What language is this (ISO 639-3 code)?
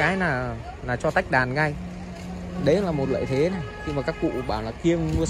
vie